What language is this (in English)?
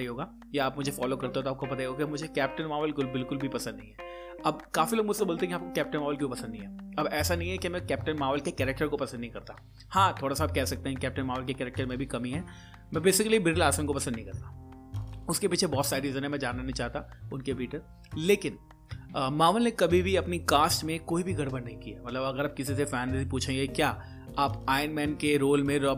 Hindi